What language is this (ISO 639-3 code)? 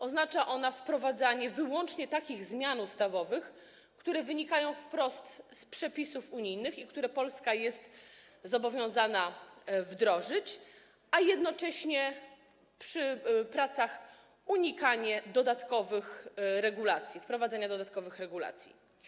pol